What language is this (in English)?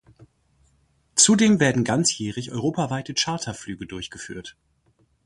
German